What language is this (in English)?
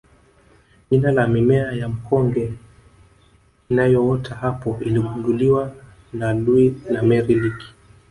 Swahili